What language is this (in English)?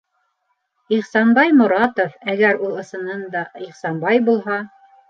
Bashkir